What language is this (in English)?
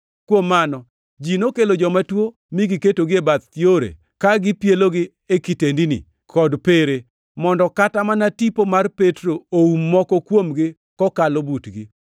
Luo (Kenya and Tanzania)